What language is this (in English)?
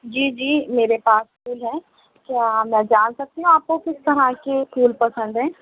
Urdu